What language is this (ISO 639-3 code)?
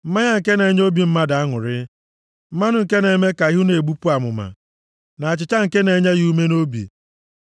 ibo